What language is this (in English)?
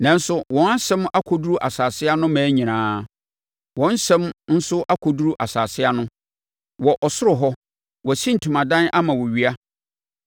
Akan